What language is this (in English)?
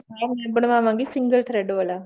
Punjabi